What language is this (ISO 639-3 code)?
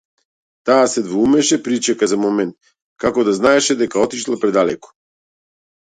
mkd